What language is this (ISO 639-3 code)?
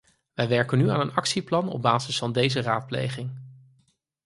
nld